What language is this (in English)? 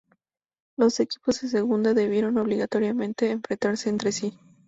Spanish